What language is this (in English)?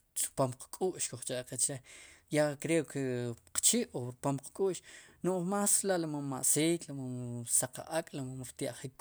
Sipacapense